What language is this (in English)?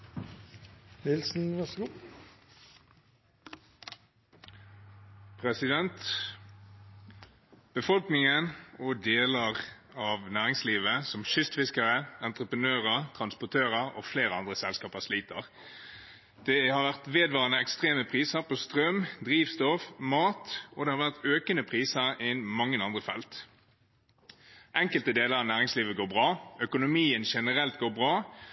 Norwegian